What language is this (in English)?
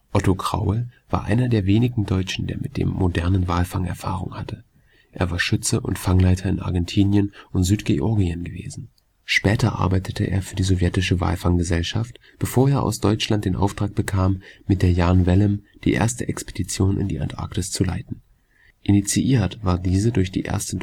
German